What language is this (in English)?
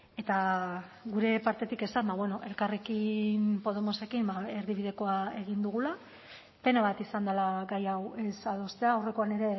Basque